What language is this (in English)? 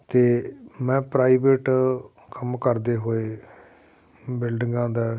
Punjabi